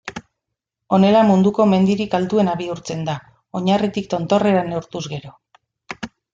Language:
Basque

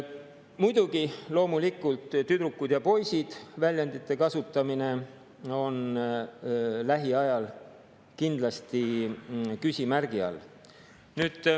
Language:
Estonian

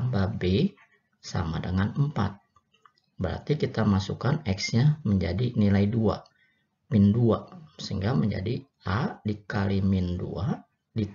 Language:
Indonesian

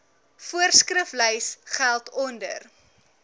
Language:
Afrikaans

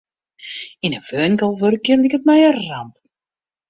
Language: Western Frisian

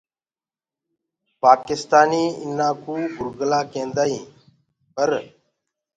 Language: Gurgula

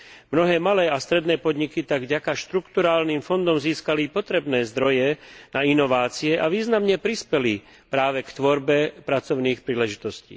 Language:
Slovak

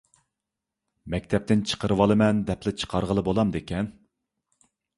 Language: Uyghur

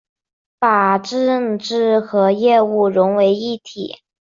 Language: Chinese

